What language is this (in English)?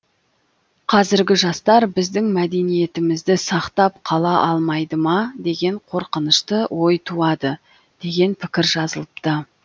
Kazakh